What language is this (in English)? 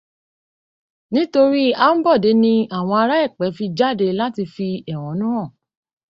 Yoruba